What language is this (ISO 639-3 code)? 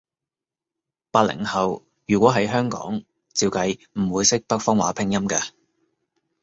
yue